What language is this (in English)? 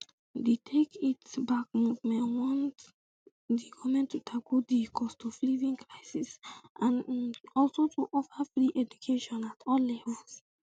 Nigerian Pidgin